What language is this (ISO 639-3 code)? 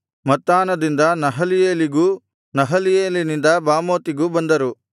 kan